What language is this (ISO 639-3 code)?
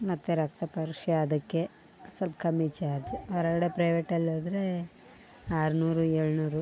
kan